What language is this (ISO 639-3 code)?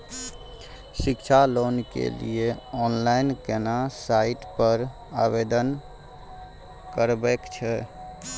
mai